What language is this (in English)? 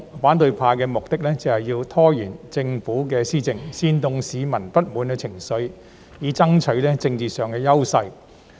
Cantonese